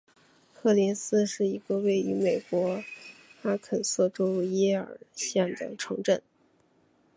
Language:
Chinese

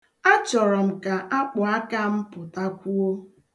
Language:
Igbo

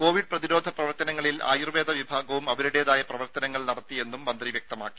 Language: Malayalam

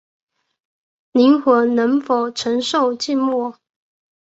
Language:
Chinese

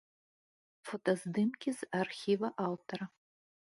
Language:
Belarusian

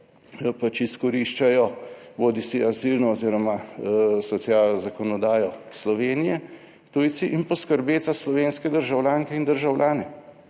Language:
Slovenian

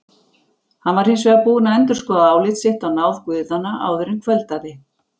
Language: Icelandic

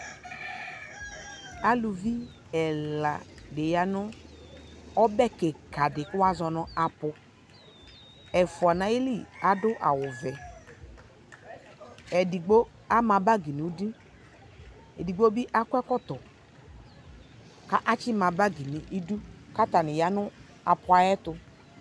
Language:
Ikposo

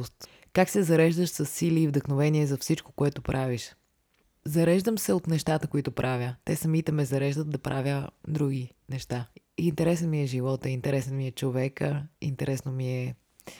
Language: Bulgarian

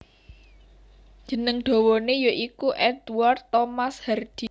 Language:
Javanese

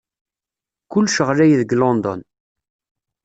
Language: Kabyle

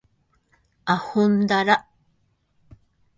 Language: Japanese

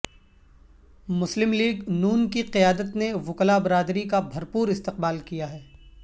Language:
Urdu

